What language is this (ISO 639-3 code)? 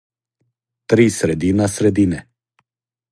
srp